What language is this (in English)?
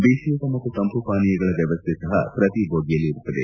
Kannada